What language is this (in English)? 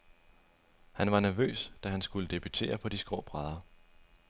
Danish